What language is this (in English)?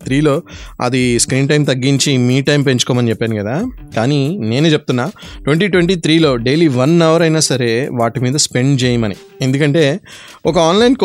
Telugu